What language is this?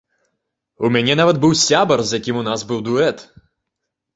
Belarusian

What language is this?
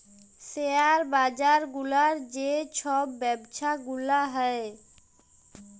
Bangla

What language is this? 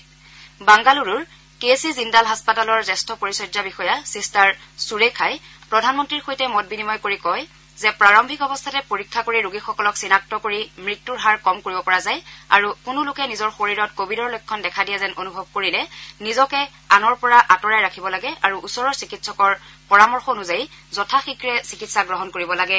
Assamese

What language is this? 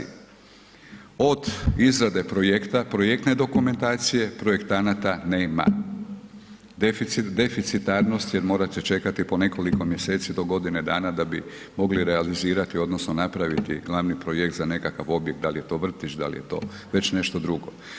Croatian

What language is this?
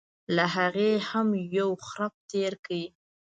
Pashto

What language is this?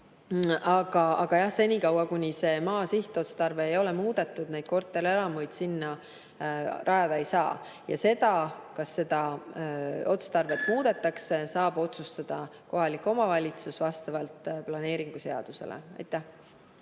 Estonian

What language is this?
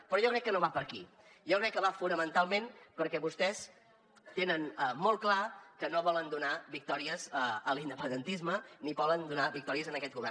Catalan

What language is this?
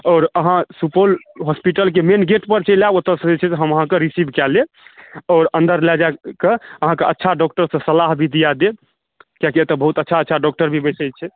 Maithili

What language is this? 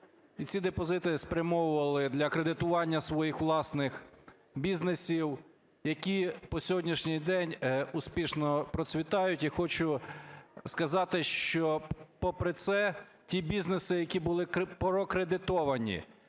Ukrainian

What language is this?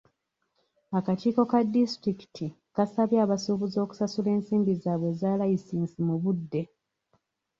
Ganda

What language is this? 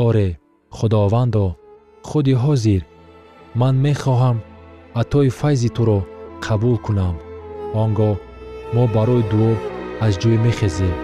Persian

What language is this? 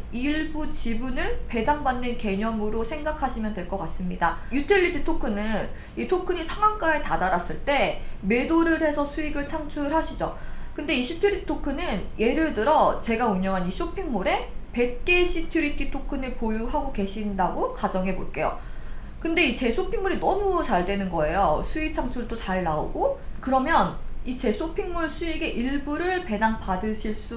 Korean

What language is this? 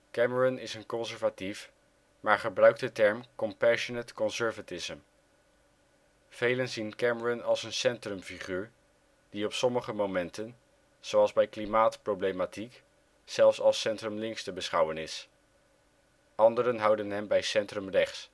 Dutch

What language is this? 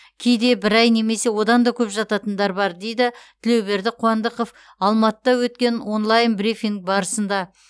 Kazakh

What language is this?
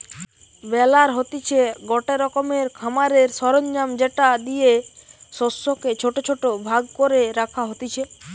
Bangla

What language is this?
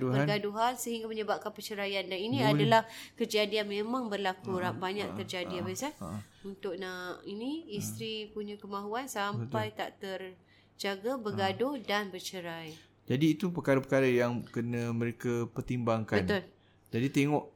Malay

